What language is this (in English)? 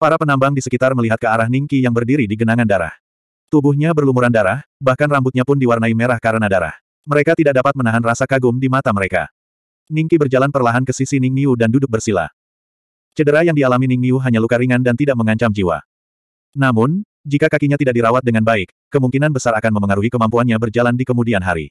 Indonesian